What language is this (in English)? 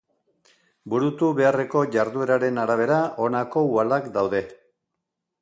Basque